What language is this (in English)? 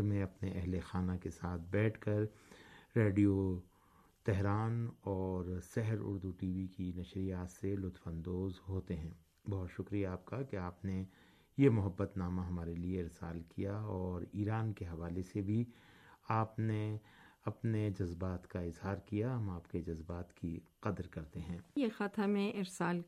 Urdu